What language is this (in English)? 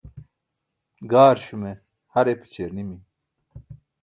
Burushaski